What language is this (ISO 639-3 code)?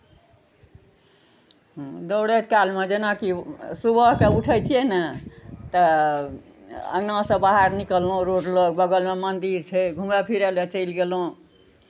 mai